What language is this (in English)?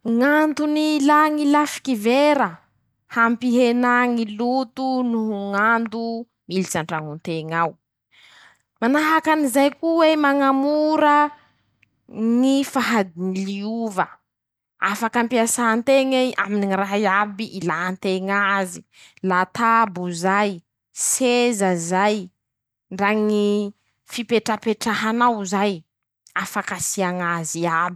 Masikoro Malagasy